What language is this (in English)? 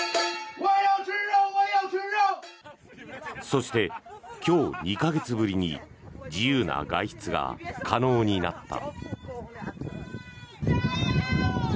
Japanese